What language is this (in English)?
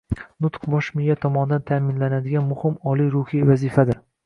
Uzbek